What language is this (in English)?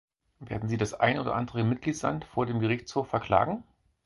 German